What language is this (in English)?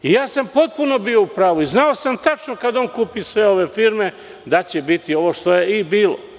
Serbian